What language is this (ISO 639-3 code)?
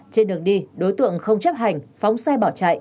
vie